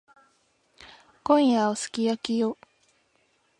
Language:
Japanese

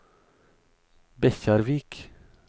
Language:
Norwegian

